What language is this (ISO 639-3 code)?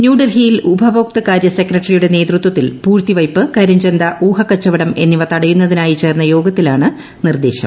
mal